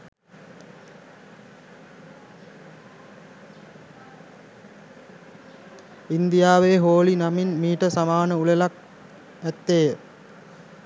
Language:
Sinhala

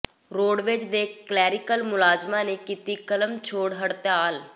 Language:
Punjabi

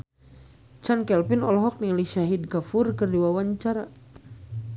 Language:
Sundanese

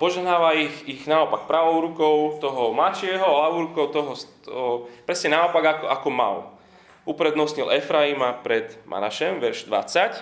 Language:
Slovak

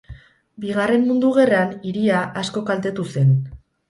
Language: Basque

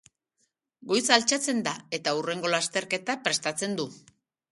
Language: Basque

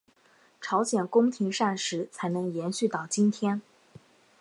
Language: Chinese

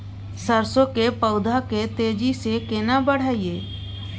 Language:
Maithili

